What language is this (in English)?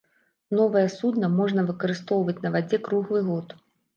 Belarusian